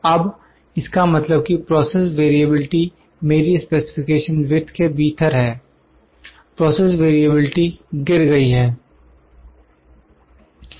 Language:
Hindi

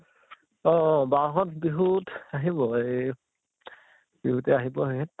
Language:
Assamese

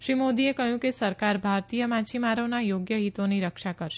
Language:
Gujarati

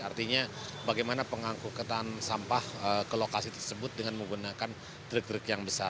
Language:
Indonesian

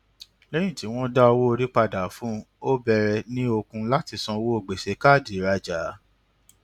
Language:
Yoruba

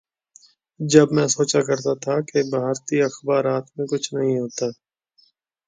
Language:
Urdu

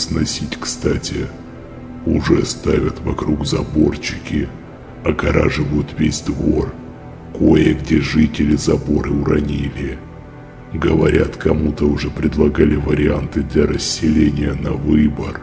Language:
Russian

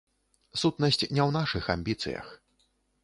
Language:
Belarusian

